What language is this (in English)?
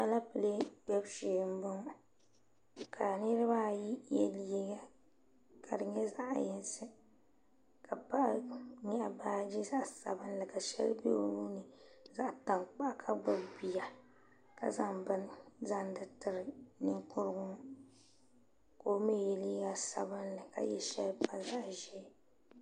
Dagbani